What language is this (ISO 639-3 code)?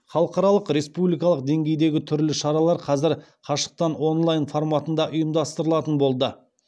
kaz